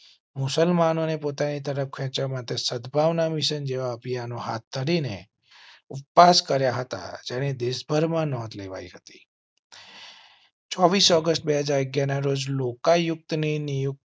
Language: Gujarati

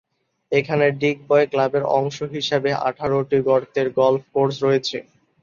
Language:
Bangla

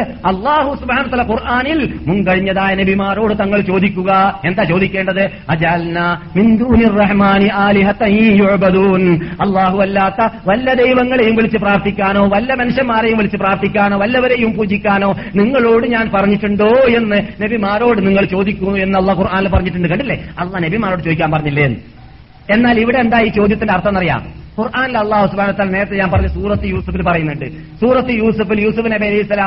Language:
Malayalam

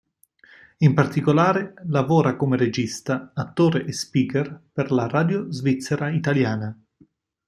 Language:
Italian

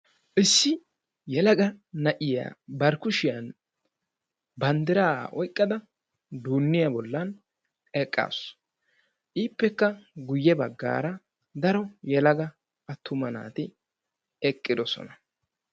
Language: Wolaytta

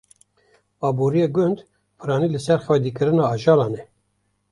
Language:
Kurdish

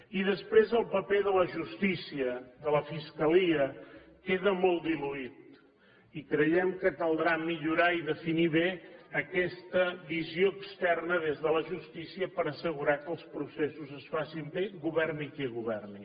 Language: Catalan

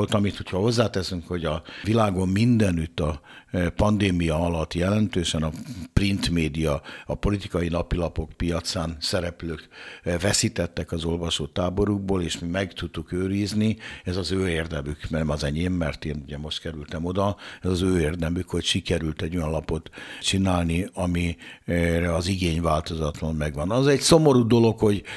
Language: Hungarian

